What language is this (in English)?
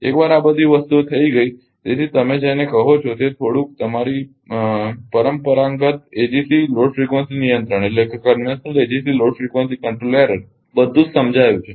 Gujarati